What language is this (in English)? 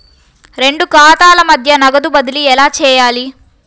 Telugu